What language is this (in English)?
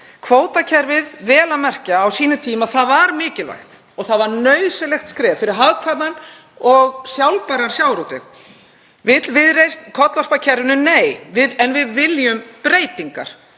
Icelandic